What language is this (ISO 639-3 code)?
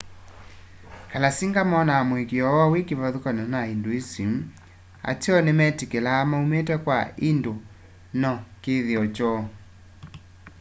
kam